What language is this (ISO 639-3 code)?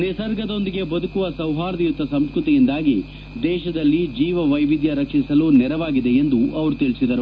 kan